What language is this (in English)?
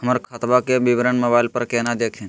Magahi